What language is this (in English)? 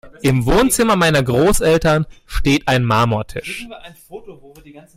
German